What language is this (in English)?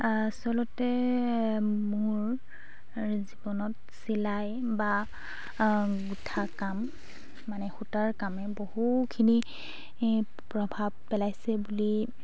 Assamese